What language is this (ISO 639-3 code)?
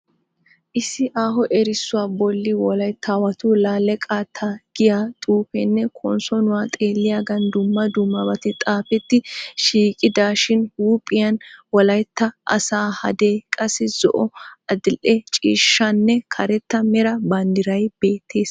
wal